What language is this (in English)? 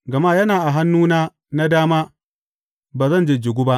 Hausa